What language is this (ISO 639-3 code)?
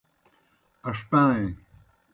plk